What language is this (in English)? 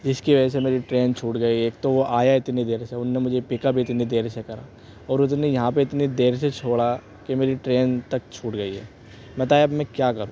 Urdu